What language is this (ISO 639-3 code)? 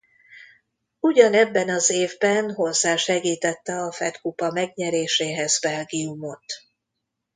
hun